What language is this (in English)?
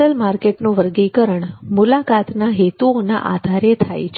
Gujarati